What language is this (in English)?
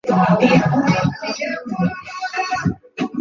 Swahili